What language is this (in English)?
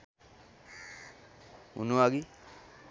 Nepali